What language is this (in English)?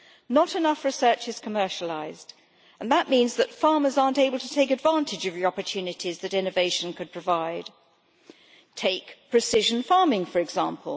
English